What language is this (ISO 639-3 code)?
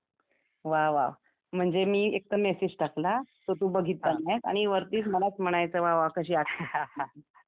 mar